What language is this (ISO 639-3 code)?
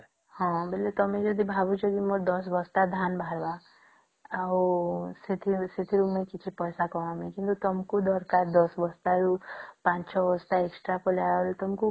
ori